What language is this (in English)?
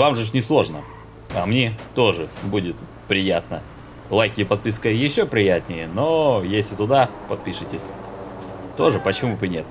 Russian